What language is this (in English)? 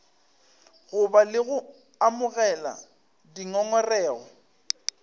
Northern Sotho